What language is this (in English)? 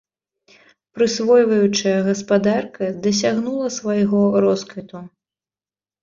Belarusian